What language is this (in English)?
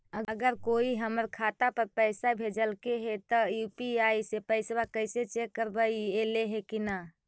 Magahi